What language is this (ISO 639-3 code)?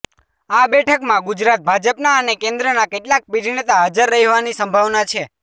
guj